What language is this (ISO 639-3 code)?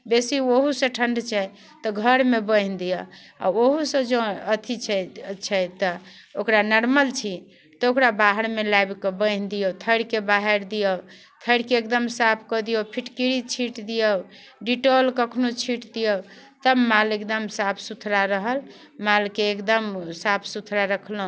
mai